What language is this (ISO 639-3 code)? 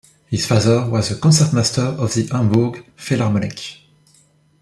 eng